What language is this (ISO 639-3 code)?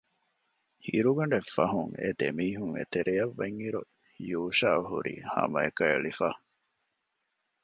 div